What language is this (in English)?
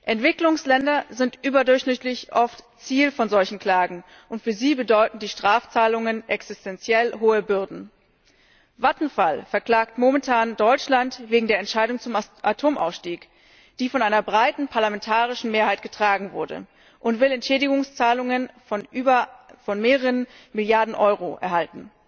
German